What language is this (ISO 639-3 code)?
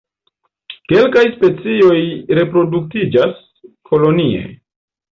epo